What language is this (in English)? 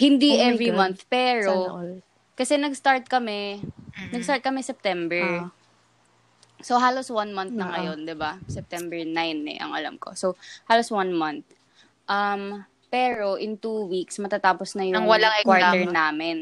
Filipino